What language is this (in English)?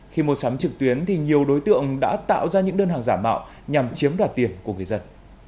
Vietnamese